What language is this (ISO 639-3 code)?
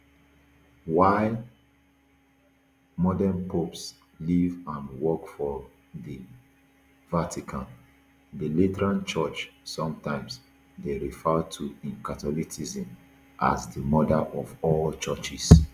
pcm